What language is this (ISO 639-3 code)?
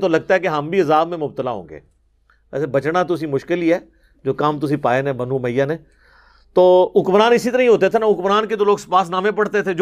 urd